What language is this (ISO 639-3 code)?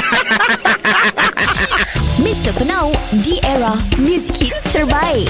msa